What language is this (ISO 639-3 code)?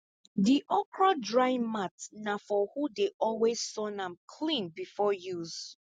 pcm